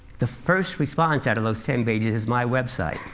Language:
English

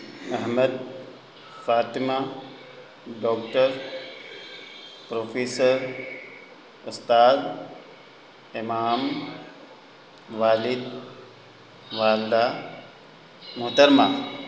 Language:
Urdu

